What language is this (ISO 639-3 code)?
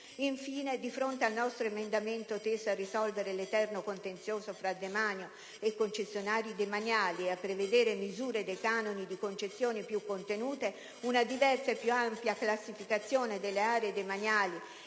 ita